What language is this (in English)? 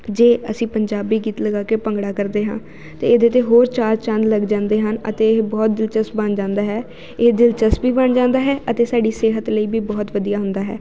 Punjabi